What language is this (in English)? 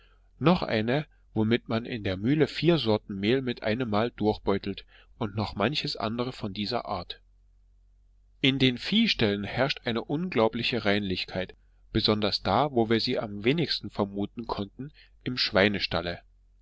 German